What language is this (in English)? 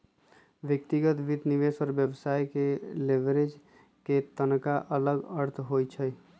Magahi